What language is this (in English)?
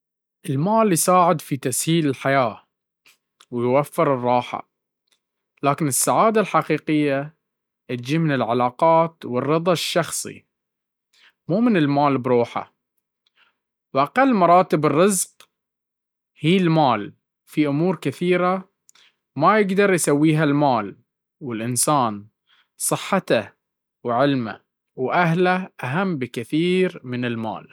Baharna Arabic